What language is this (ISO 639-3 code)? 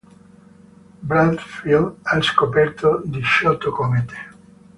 ita